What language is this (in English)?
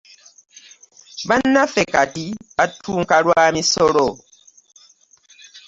Ganda